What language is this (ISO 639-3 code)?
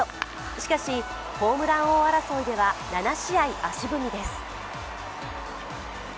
jpn